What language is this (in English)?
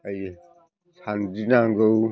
Bodo